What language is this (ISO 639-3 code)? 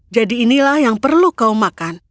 ind